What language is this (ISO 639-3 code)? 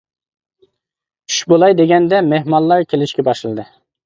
uig